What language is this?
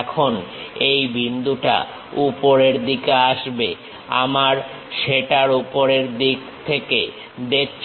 Bangla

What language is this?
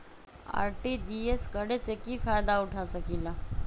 Magahi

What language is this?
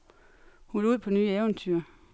Danish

